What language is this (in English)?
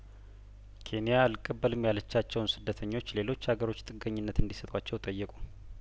Amharic